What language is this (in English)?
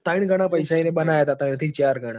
Gujarati